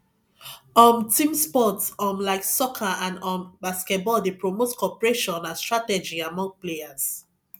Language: Nigerian Pidgin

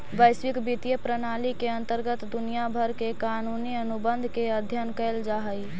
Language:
Magahi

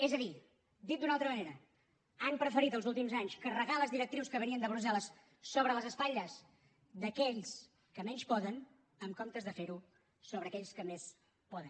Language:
Catalan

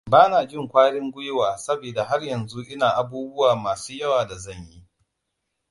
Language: Hausa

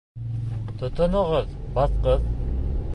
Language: Bashkir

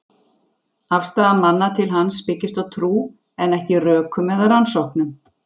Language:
Icelandic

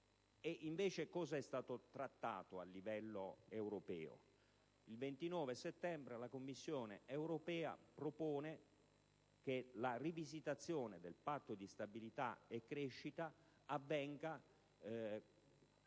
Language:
Italian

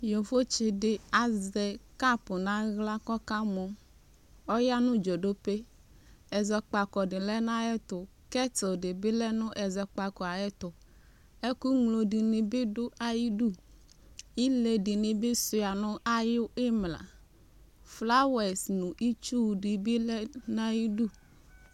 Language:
Ikposo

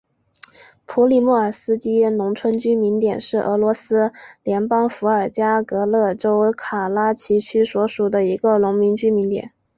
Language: Chinese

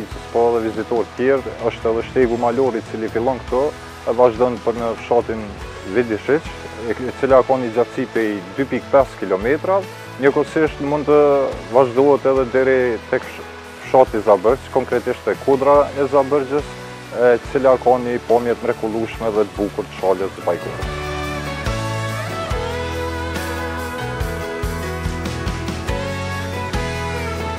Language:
Romanian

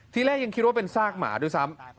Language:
Thai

